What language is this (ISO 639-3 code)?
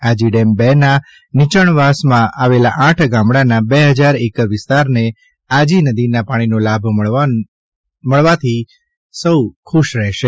guj